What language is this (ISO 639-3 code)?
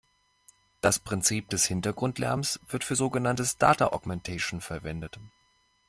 deu